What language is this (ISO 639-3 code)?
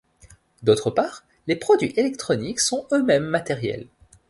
fra